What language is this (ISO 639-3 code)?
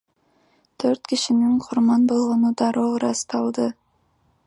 kir